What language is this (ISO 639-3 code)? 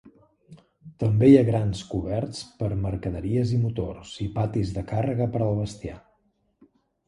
cat